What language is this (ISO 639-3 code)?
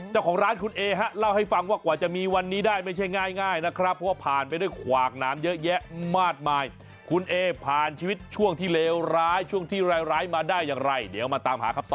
tha